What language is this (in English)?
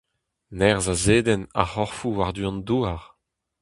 Breton